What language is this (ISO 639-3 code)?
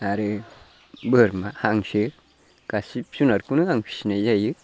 brx